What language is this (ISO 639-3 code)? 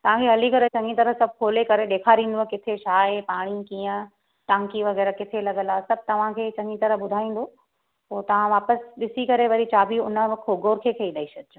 snd